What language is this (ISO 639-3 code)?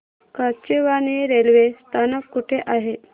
mar